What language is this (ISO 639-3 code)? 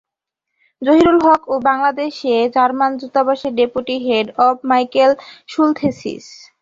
ben